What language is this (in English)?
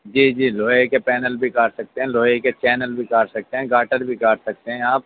Urdu